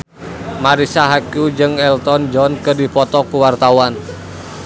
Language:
Sundanese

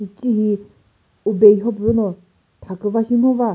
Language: Chokri Naga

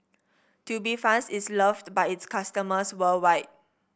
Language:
English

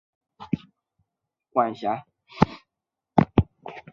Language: Chinese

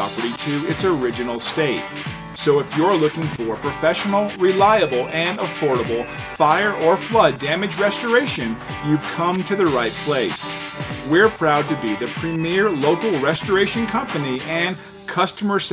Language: English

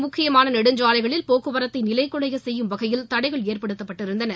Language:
Tamil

